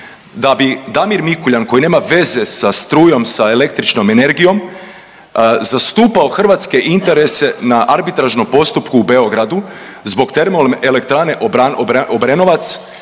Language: Croatian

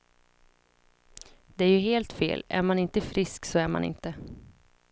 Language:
Swedish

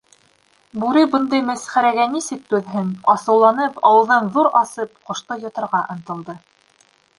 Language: Bashkir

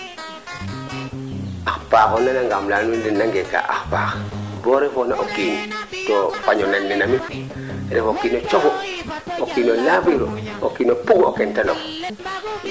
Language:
Serer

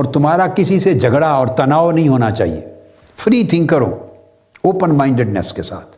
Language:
Urdu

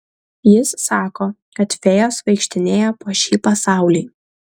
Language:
Lithuanian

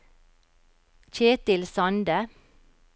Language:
Norwegian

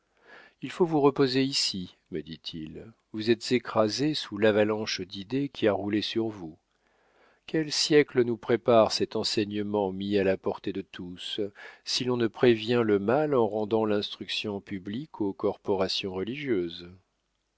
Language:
French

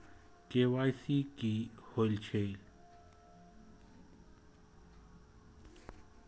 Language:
Maithili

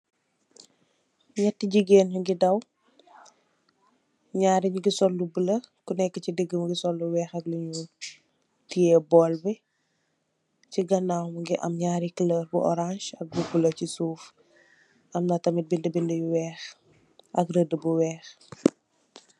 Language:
Wolof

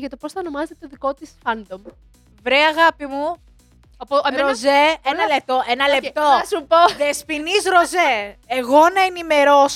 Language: Greek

